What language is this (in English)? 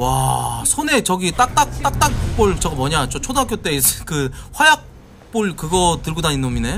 Korean